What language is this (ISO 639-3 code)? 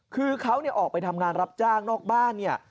tha